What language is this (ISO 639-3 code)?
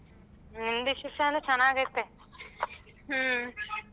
kan